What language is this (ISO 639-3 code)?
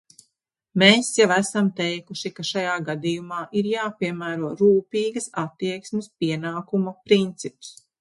lav